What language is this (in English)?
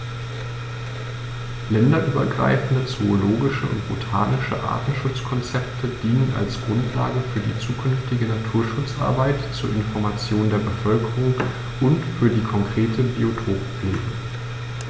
German